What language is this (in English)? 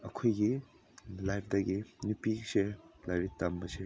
Manipuri